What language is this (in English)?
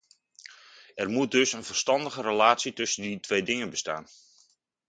Dutch